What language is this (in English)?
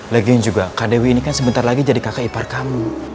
Indonesian